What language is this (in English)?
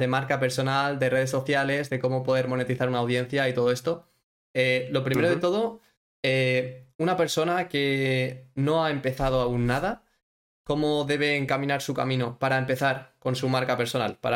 Spanish